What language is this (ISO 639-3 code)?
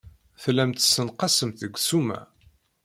kab